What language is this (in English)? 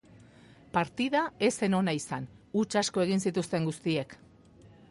Basque